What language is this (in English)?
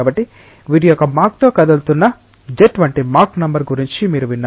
Telugu